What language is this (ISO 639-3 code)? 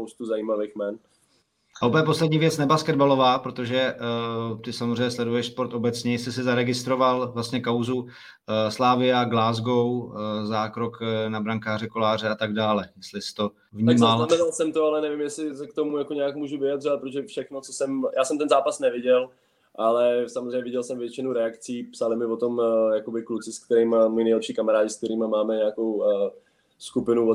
ces